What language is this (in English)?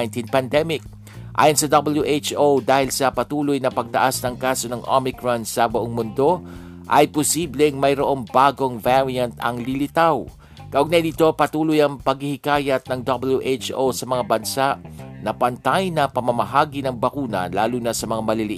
Filipino